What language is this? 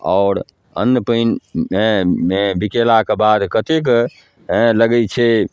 Maithili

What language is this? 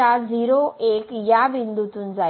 Marathi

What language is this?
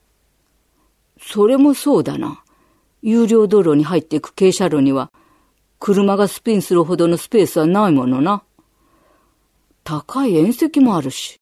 Japanese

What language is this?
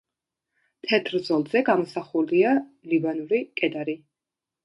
Georgian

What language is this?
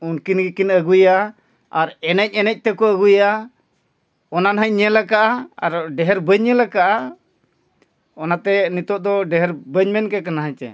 Santali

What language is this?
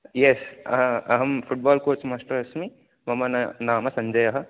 Sanskrit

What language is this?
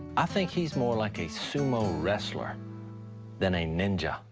English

